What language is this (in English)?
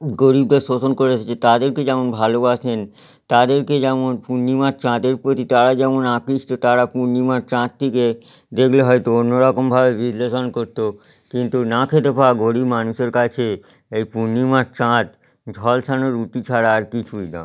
Bangla